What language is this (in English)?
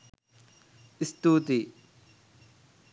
Sinhala